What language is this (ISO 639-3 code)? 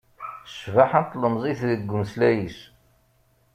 kab